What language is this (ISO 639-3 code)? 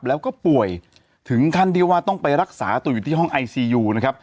tha